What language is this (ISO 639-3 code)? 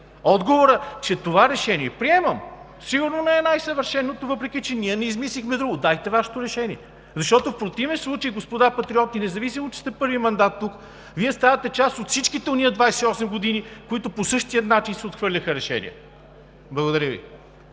bul